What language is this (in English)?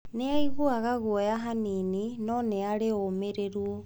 Kikuyu